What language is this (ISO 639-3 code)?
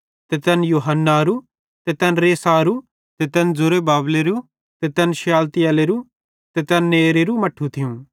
bhd